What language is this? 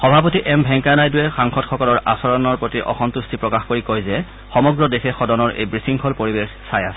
Assamese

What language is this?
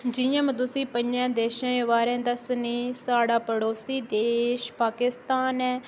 Dogri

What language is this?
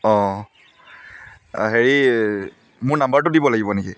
Assamese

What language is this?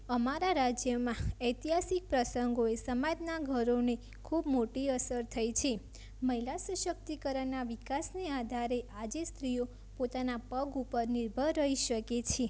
Gujarati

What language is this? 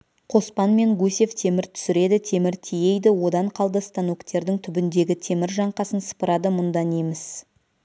Kazakh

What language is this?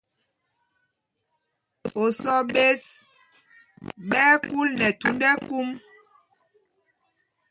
Mpumpong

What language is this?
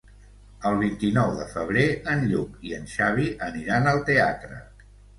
Catalan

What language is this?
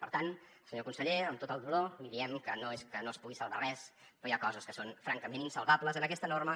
Catalan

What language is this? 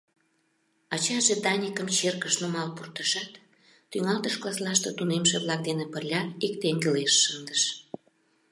Mari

